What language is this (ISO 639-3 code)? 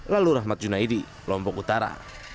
ind